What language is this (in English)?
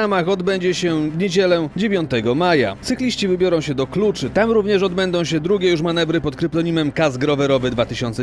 Polish